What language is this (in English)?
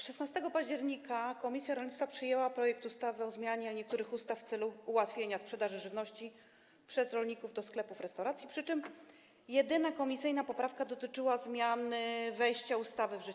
Polish